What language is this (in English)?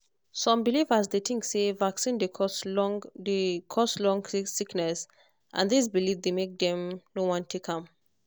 Nigerian Pidgin